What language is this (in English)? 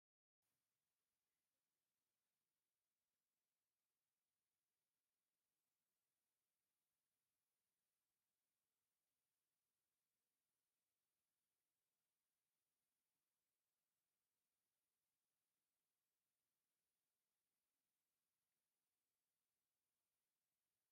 Tigrinya